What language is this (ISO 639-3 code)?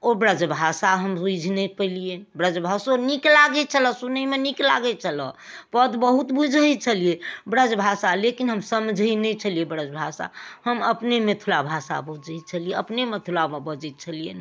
mai